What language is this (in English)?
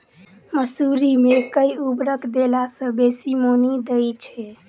Maithili